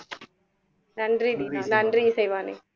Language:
Tamil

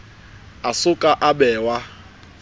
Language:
Southern Sotho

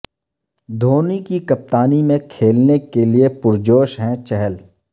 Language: Urdu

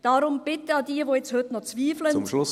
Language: Swiss German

